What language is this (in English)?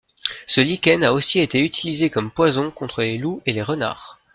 French